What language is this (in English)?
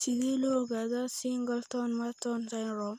Somali